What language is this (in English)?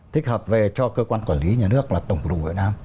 Vietnamese